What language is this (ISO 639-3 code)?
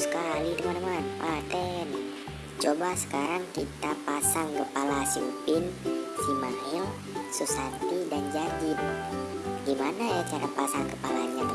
ind